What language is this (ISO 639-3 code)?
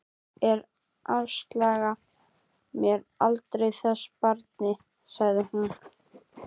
isl